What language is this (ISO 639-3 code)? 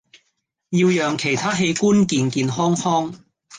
yue